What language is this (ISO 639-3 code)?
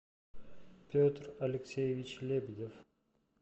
rus